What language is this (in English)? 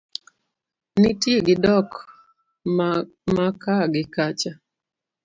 Luo (Kenya and Tanzania)